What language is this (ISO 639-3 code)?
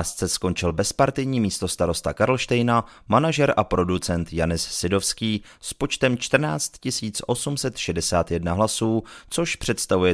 ces